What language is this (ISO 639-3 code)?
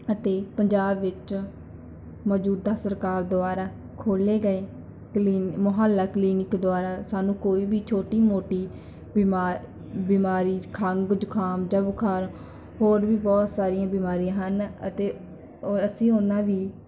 pan